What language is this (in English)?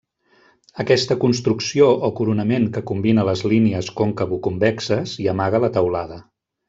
Catalan